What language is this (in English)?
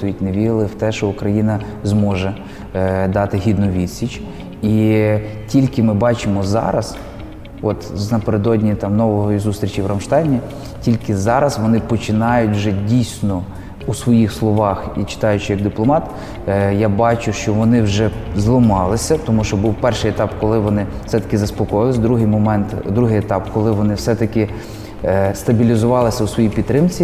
Ukrainian